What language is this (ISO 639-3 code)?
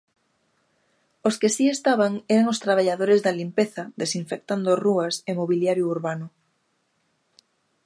glg